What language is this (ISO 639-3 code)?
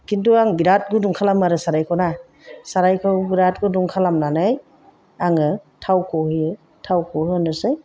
brx